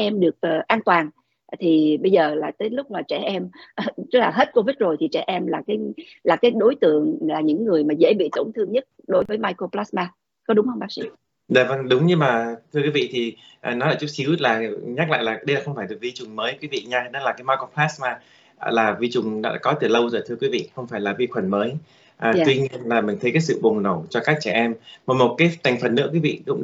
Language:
Vietnamese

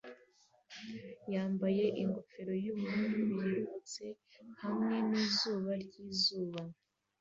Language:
Kinyarwanda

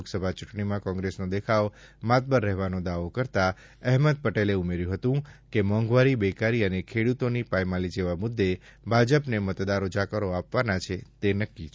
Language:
Gujarati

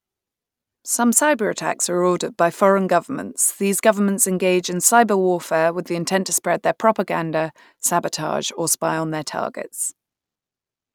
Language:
English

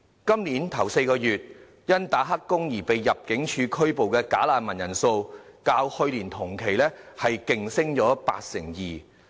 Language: Cantonese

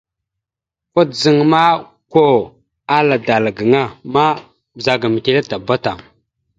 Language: Mada (Cameroon)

